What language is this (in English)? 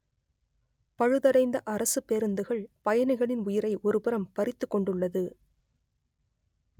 Tamil